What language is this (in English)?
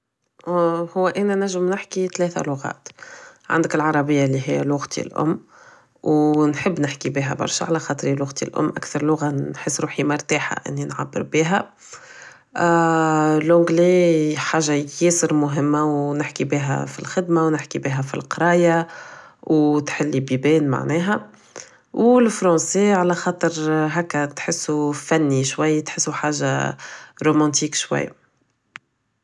Tunisian Arabic